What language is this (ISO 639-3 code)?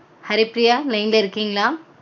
tam